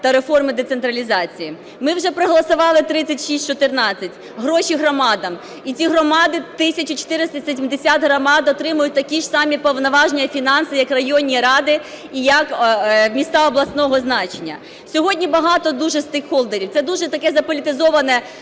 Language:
Ukrainian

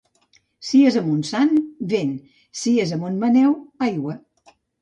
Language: Catalan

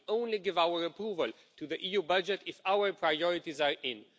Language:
English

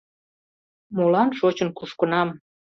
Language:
Mari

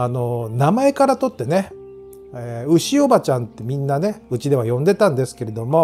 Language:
Japanese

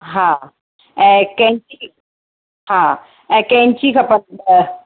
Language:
Sindhi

